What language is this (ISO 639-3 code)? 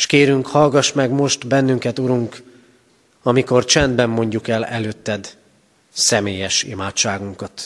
hun